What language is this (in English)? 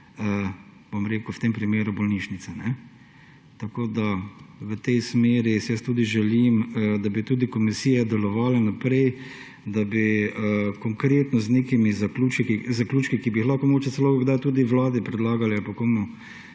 Slovenian